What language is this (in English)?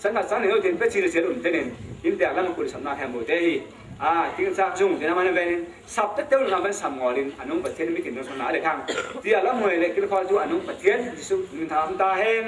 Thai